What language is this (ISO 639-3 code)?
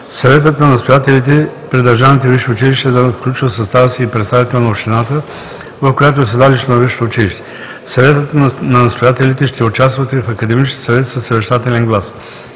bul